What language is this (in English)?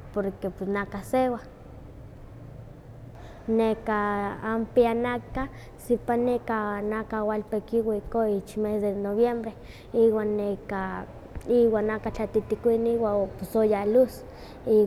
Huaxcaleca Nahuatl